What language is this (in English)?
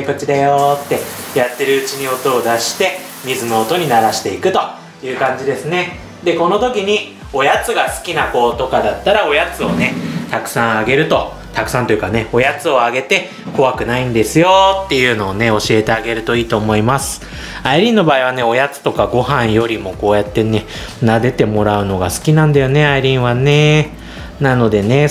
Japanese